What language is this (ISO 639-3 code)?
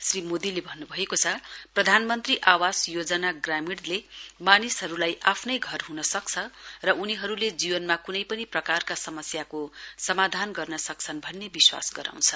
nep